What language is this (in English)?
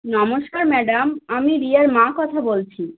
Bangla